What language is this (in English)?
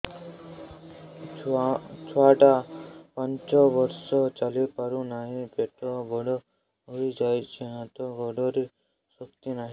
Odia